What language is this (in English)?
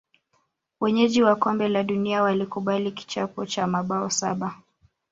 Swahili